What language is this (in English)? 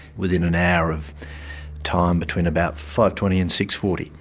English